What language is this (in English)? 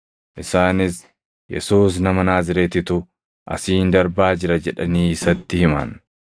Oromo